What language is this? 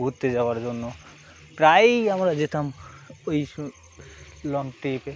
Bangla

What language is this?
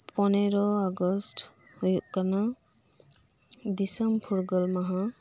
Santali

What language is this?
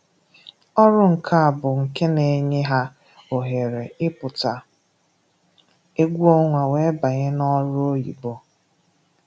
Igbo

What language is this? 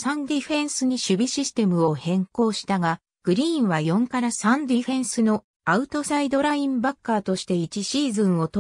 Japanese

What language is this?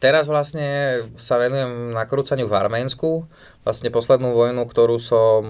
Slovak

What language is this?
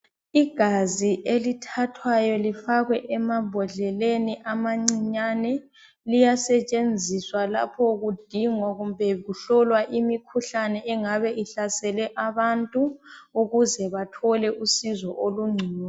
North Ndebele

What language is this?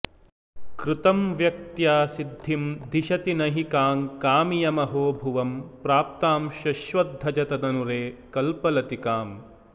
Sanskrit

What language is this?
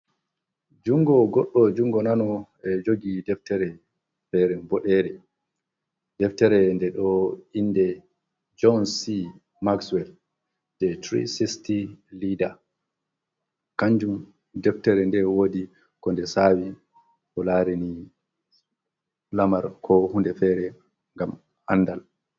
Fula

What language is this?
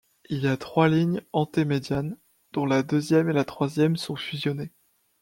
French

